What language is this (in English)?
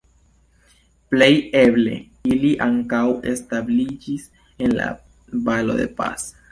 Esperanto